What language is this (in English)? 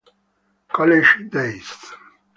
Italian